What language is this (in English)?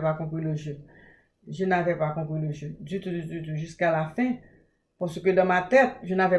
French